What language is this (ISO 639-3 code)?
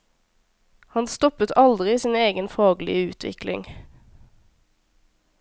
nor